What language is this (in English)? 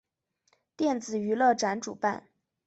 Chinese